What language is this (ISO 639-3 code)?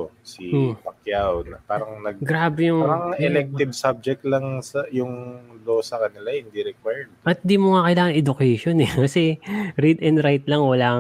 fil